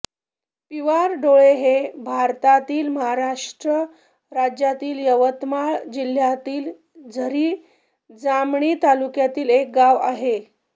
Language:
Marathi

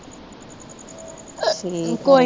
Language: Punjabi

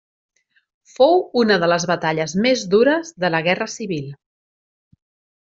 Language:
Catalan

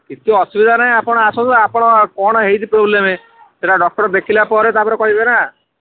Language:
Odia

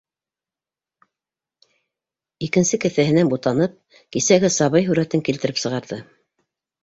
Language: Bashkir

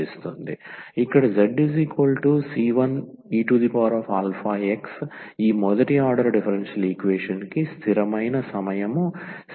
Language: Telugu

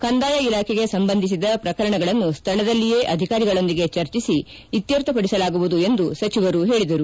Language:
Kannada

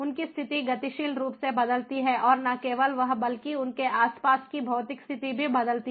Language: Hindi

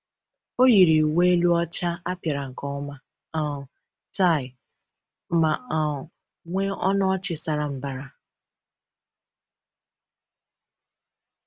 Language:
Igbo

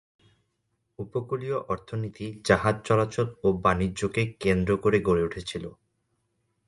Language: Bangla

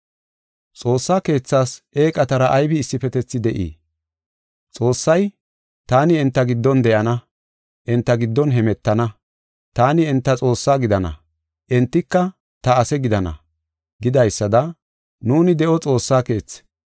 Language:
Gofa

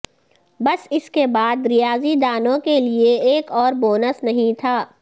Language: Urdu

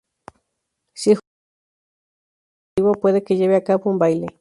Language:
Spanish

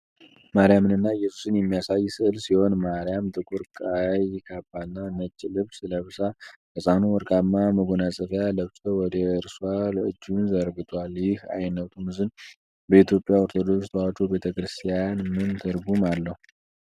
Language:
Amharic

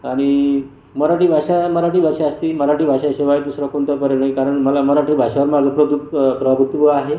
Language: Marathi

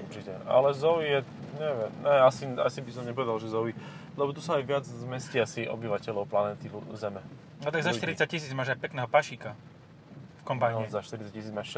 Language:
Slovak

